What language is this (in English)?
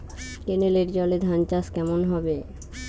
Bangla